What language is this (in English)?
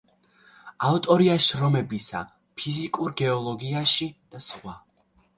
Georgian